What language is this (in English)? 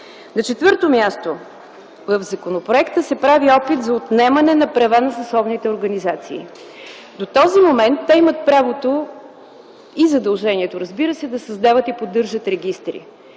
Bulgarian